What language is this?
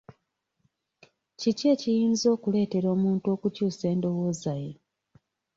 Ganda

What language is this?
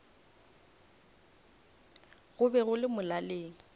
Northern Sotho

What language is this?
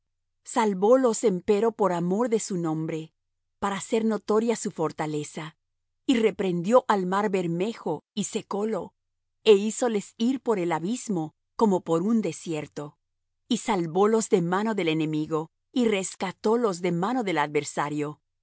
Spanish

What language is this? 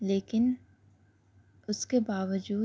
Urdu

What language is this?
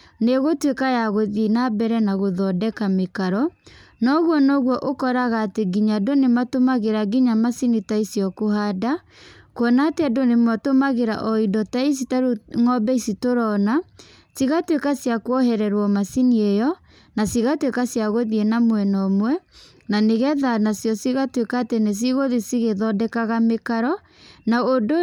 Kikuyu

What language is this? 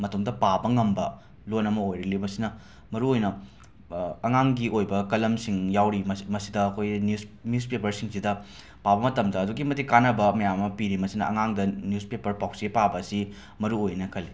Manipuri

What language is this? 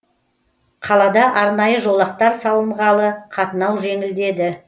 Kazakh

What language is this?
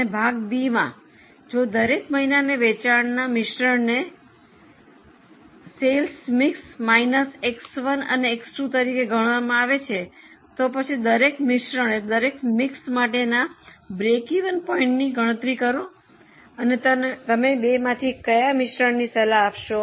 Gujarati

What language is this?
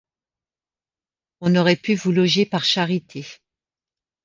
French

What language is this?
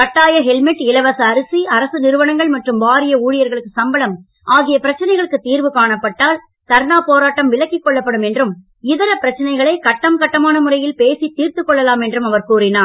Tamil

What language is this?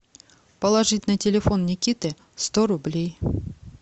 Russian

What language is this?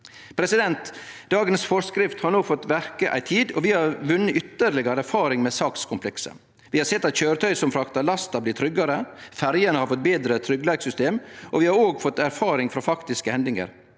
Norwegian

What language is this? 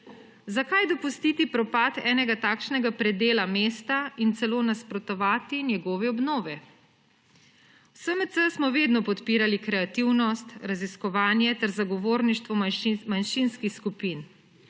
Slovenian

